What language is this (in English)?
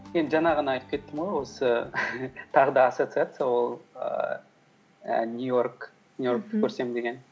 Kazakh